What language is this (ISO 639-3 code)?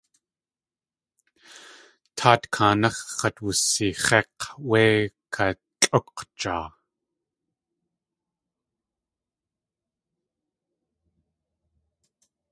tli